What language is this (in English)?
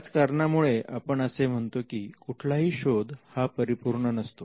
Marathi